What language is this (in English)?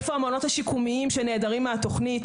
Hebrew